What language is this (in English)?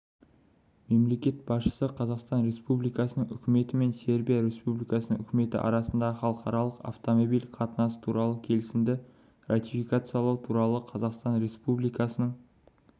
Kazakh